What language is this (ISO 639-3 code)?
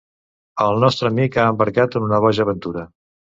cat